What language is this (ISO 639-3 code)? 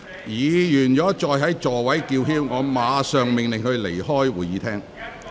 yue